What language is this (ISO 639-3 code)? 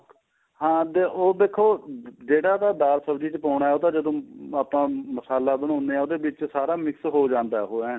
pan